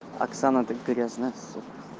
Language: Russian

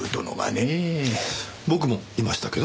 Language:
Japanese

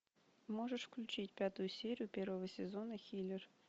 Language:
Russian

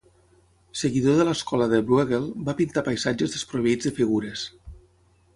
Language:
Catalan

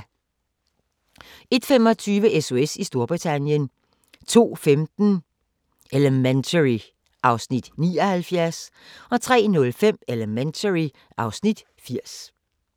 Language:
Danish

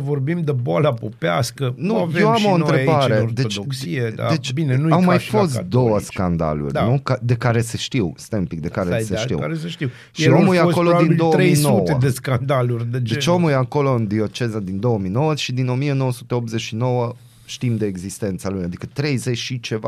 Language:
Romanian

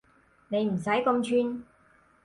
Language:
Cantonese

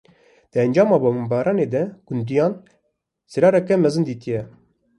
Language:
Kurdish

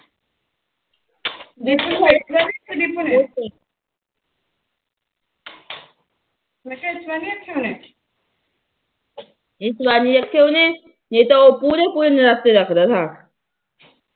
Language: Punjabi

